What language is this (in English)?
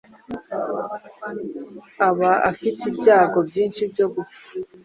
Kinyarwanda